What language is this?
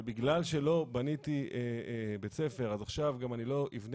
Hebrew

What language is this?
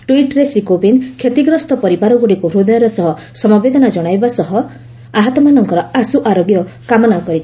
Odia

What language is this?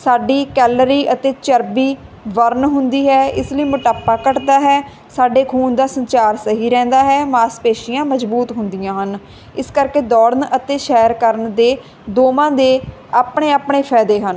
Punjabi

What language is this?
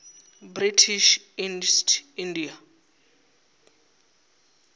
Venda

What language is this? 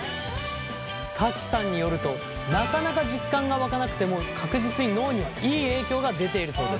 Japanese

